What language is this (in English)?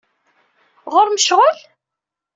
Kabyle